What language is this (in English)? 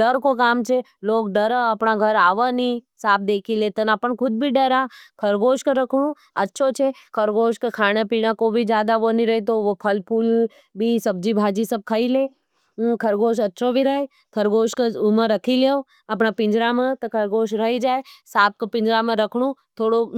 Nimadi